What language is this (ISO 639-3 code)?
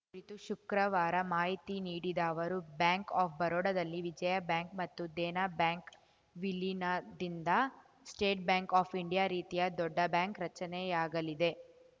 kan